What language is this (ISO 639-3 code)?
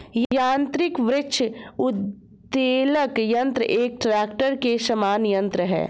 hin